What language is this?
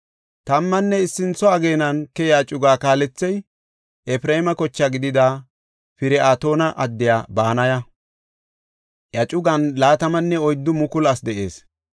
Gofa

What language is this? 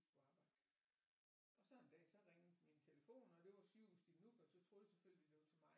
Danish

